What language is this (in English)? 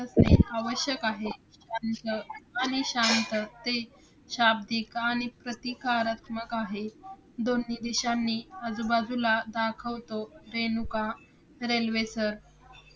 Marathi